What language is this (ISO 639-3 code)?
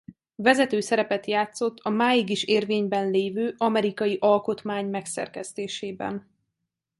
hun